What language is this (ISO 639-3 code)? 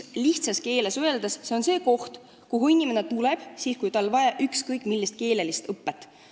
est